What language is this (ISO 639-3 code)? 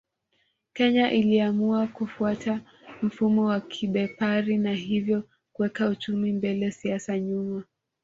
swa